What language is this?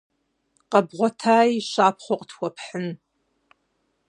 Kabardian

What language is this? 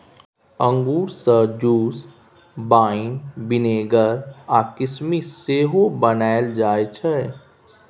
Maithili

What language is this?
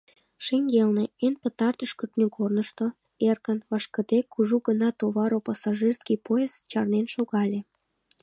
Mari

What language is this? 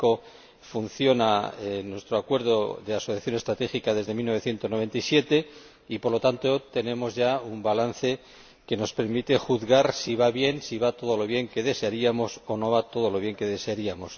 Spanish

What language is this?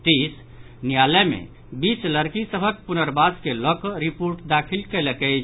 Maithili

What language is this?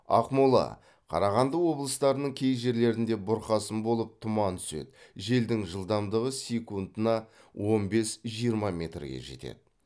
Kazakh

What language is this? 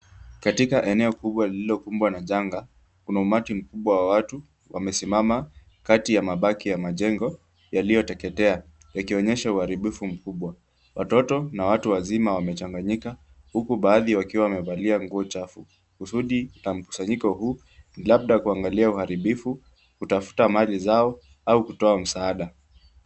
Swahili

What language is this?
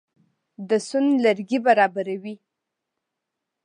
Pashto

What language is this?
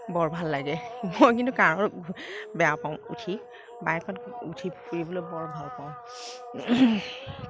Assamese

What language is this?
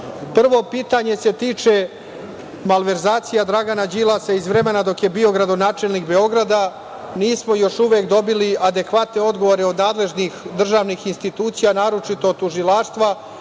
Serbian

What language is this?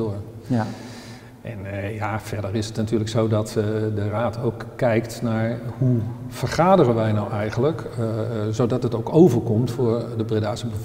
Dutch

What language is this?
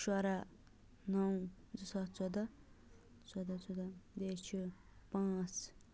Kashmiri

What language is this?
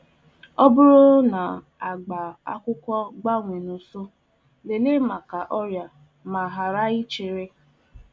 Igbo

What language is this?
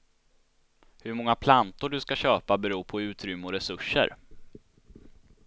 Swedish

